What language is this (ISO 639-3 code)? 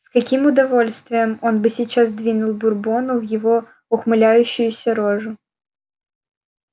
rus